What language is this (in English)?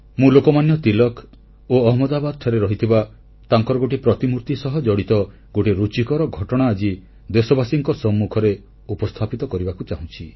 Odia